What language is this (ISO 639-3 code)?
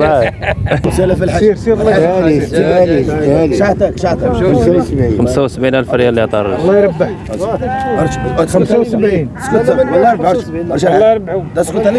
ara